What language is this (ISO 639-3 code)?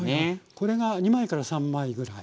jpn